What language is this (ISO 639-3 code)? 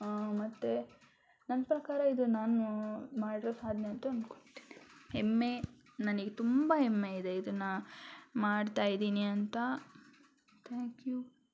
kan